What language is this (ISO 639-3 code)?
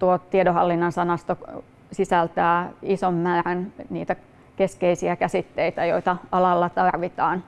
fin